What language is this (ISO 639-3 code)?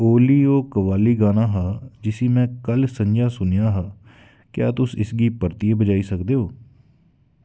doi